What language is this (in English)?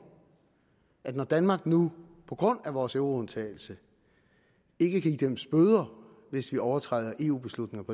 Danish